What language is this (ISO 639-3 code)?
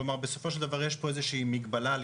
heb